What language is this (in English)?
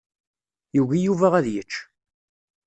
Kabyle